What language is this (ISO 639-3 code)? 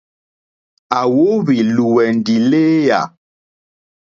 bri